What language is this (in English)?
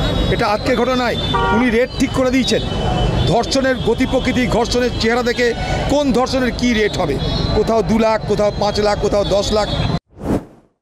Bangla